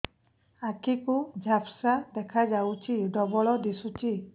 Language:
Odia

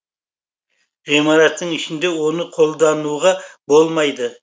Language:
Kazakh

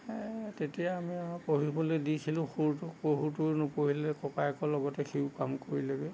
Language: Assamese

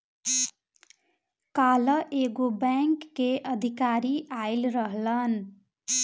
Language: Bhojpuri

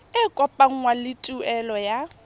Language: Tswana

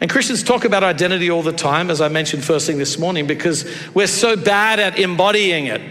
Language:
English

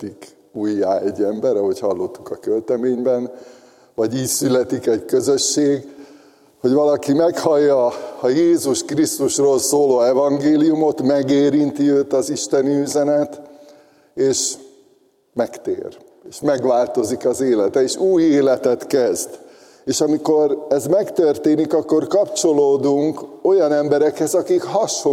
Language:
Hungarian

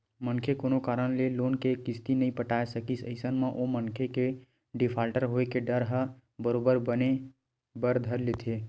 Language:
Chhattisgarhi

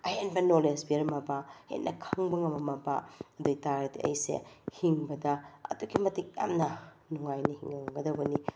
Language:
Manipuri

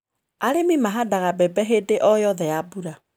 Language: Kikuyu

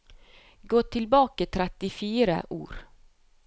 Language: Norwegian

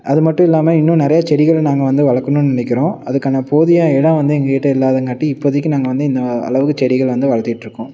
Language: Tamil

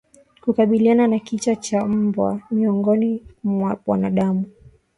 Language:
Swahili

